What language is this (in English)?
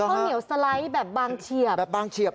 Thai